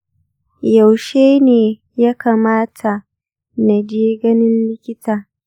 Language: Hausa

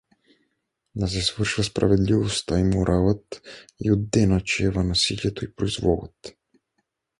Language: Bulgarian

